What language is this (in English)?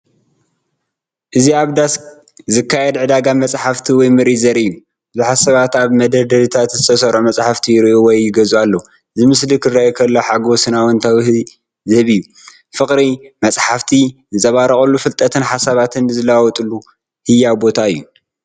Tigrinya